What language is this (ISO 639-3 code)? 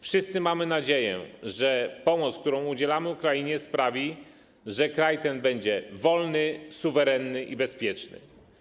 pol